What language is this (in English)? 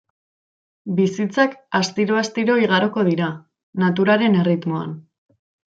Basque